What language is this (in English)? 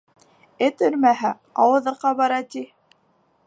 Bashkir